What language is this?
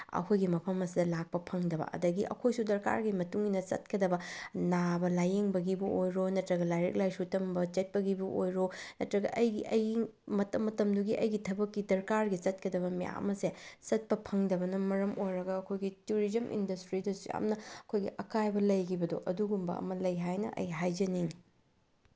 Manipuri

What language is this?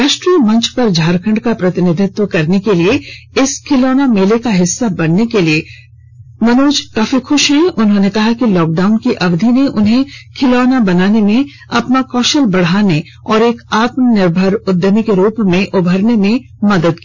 Hindi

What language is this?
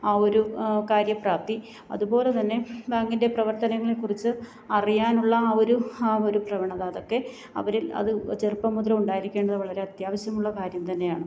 Malayalam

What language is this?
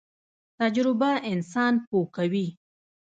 Pashto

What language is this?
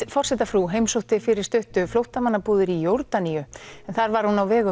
Icelandic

